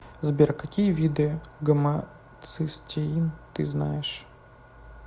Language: Russian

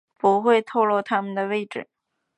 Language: Chinese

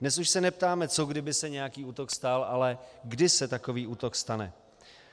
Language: Czech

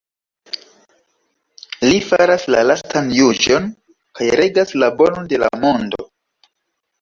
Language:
Esperanto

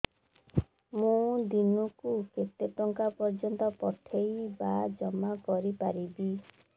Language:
Odia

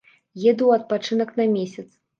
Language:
Belarusian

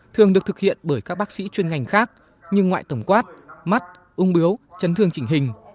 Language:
Vietnamese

